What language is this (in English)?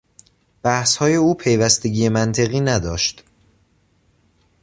Persian